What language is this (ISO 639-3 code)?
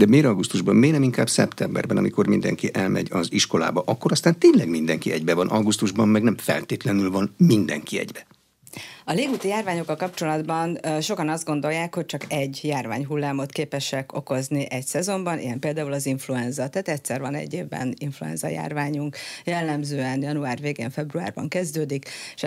hun